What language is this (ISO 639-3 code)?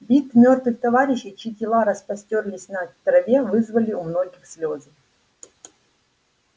rus